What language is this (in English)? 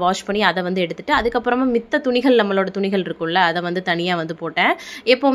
Tamil